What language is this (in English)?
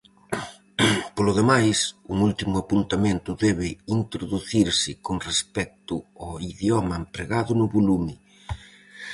Galician